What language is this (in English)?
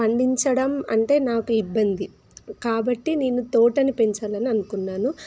Telugu